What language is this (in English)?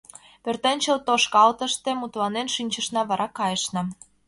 Mari